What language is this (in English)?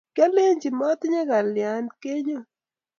Kalenjin